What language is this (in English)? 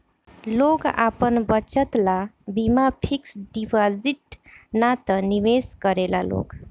Bhojpuri